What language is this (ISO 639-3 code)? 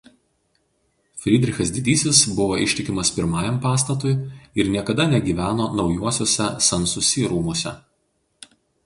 lit